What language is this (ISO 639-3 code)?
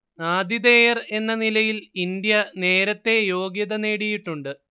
mal